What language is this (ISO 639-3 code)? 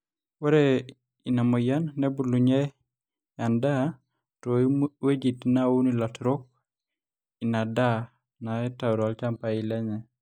mas